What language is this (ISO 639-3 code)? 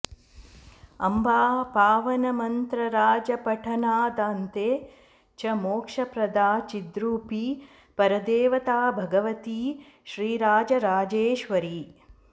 san